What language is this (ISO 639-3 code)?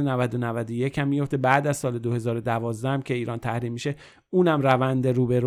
fas